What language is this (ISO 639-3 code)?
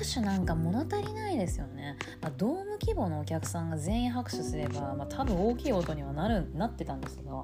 jpn